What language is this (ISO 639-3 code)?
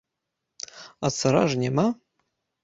bel